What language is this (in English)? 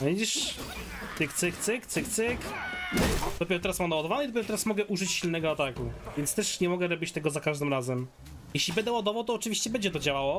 Polish